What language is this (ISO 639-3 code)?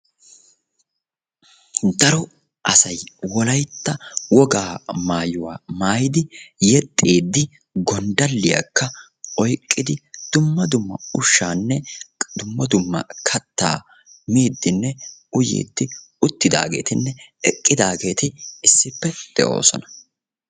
wal